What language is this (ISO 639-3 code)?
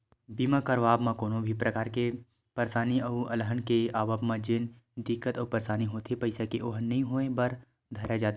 hne